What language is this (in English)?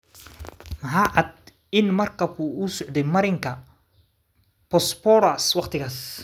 Somali